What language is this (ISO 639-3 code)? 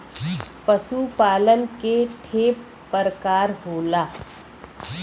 bho